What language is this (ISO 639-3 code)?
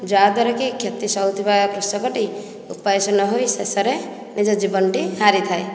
ori